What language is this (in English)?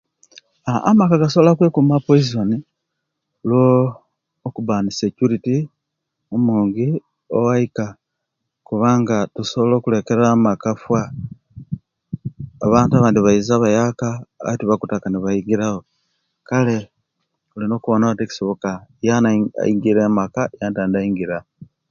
Kenyi